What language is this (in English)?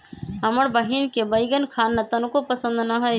Magahi